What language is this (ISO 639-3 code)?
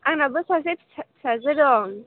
brx